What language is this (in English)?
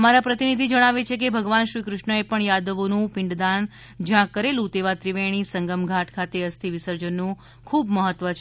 Gujarati